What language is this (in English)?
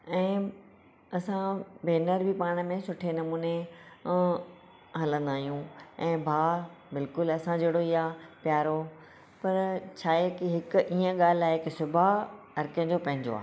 Sindhi